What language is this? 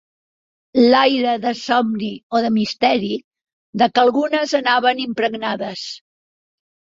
Catalan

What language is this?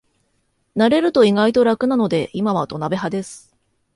Japanese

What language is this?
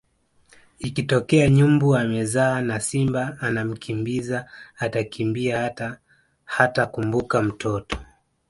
Swahili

